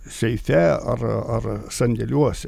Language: Lithuanian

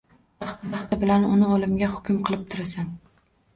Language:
Uzbek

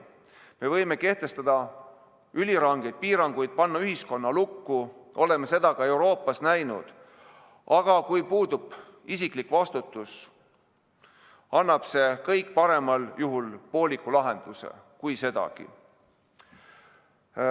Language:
Estonian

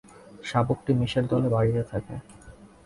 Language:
Bangla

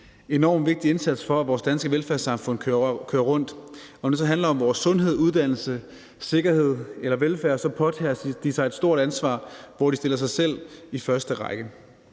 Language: Danish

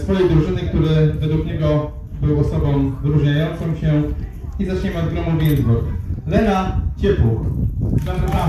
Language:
Polish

